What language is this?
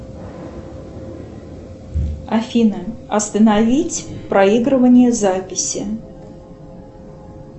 Russian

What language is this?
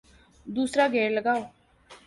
Urdu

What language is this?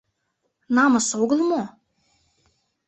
Mari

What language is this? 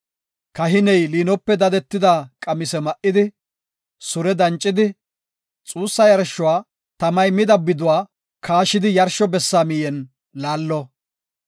Gofa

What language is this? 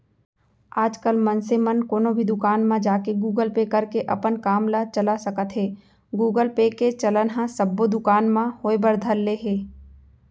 Chhattisgarhi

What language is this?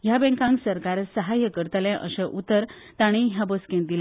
Konkani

